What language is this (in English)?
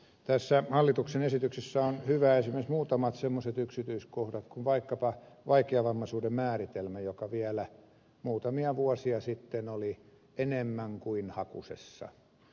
Finnish